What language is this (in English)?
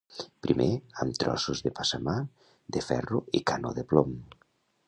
Catalan